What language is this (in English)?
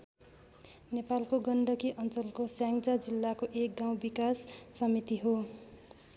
Nepali